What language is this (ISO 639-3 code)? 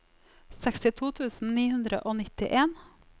nor